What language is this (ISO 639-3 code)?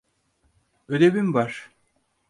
tur